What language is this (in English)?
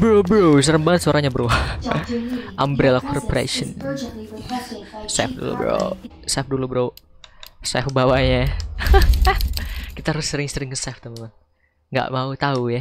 Indonesian